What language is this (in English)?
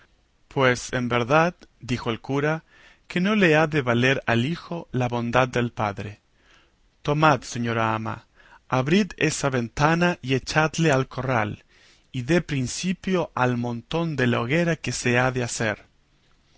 Spanish